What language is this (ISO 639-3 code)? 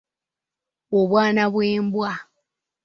lug